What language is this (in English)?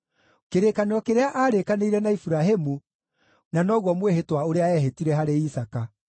Kikuyu